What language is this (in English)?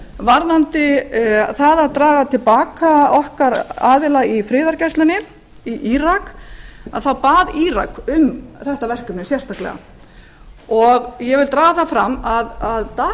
Icelandic